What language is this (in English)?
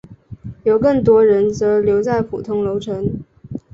Chinese